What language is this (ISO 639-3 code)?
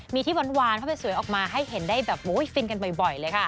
tha